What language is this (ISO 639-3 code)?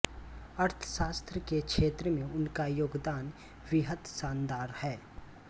hin